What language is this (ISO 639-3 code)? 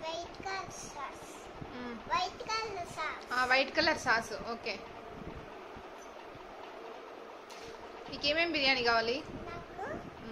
tel